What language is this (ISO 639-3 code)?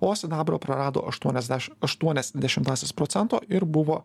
lit